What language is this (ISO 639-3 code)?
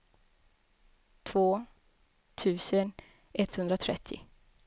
swe